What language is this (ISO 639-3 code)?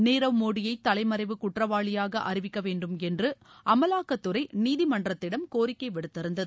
tam